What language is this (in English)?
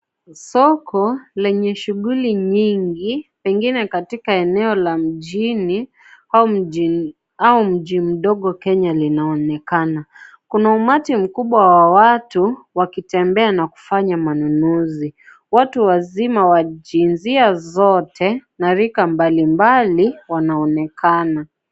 Swahili